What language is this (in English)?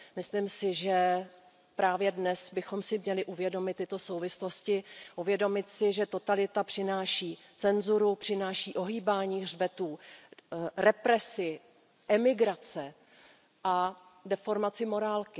Czech